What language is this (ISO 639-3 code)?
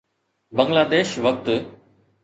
snd